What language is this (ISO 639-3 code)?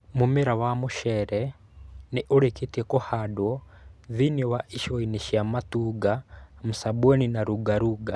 kik